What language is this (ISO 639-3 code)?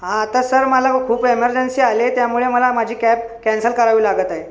mar